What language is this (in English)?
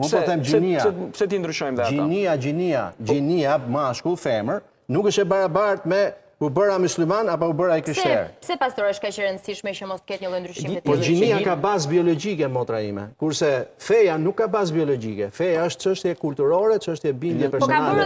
Romanian